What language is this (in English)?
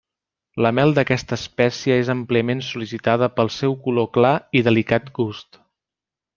Catalan